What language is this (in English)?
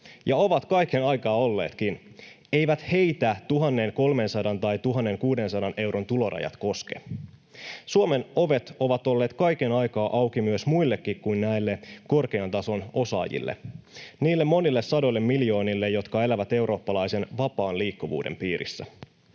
Finnish